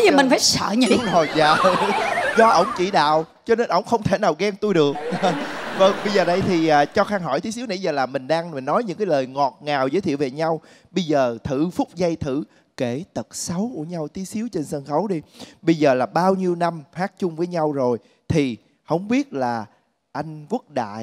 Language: Vietnamese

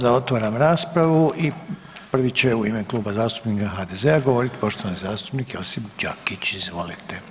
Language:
Croatian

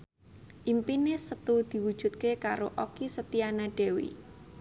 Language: Javanese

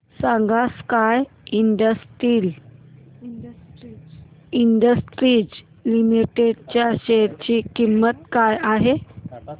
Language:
Marathi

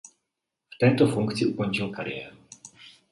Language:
Czech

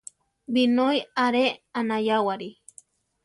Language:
Central Tarahumara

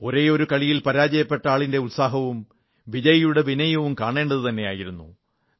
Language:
Malayalam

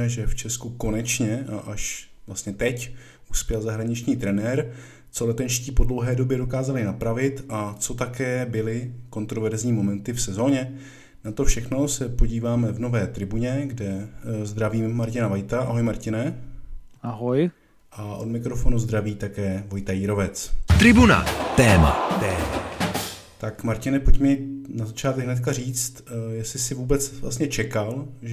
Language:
Czech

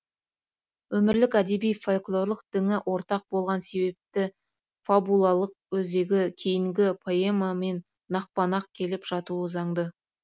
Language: Kazakh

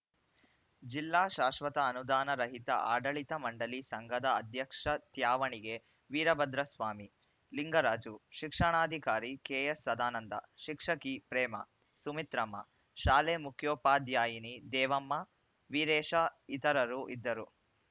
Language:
Kannada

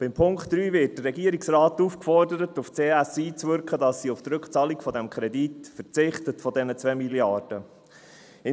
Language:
Swiss German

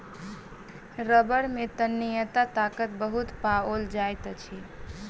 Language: Maithili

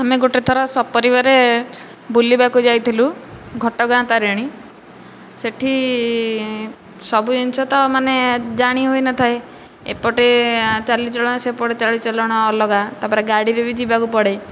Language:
Odia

